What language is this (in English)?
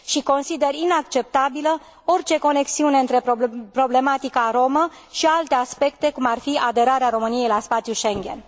Romanian